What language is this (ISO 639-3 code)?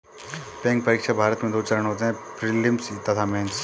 hin